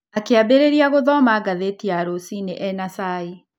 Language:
Kikuyu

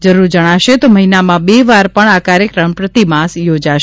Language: Gujarati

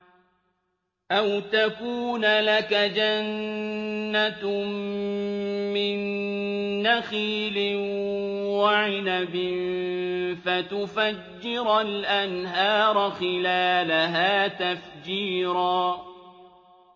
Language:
Arabic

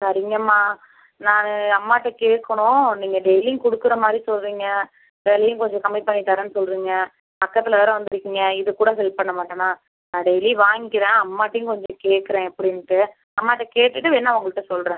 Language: Tamil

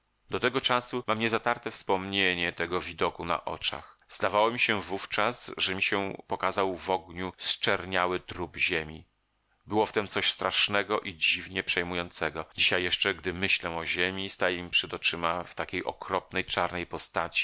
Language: Polish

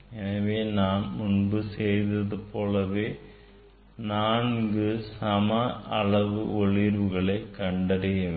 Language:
Tamil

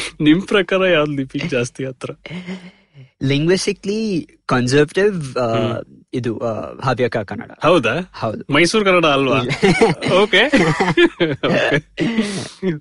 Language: Kannada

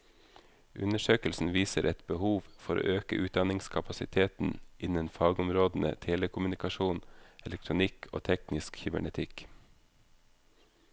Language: Norwegian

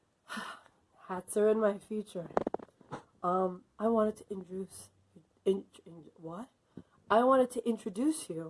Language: English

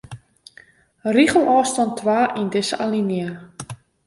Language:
Western Frisian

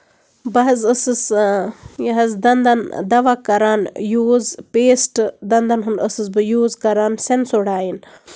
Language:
Kashmiri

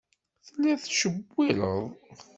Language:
Kabyle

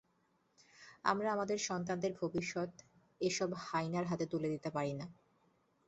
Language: Bangla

